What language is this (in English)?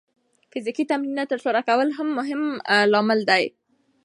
Pashto